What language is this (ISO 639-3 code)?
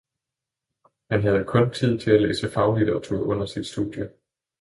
dan